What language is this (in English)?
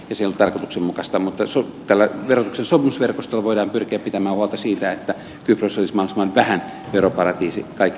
Finnish